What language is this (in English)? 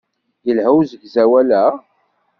Kabyle